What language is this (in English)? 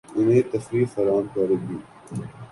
Urdu